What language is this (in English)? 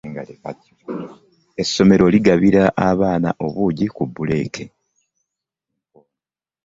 Ganda